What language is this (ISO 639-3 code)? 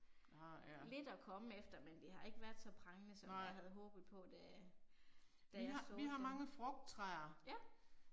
dan